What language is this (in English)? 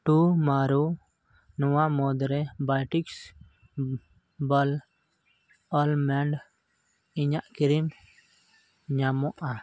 Santali